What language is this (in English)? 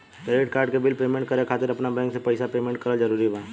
Bhojpuri